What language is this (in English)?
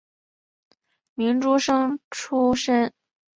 Chinese